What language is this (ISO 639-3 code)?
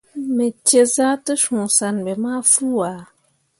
mua